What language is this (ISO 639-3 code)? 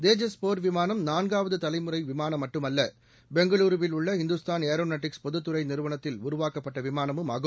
tam